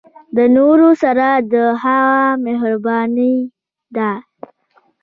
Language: Pashto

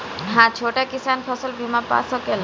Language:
Bhojpuri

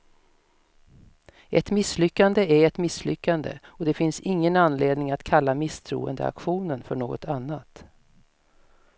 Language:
Swedish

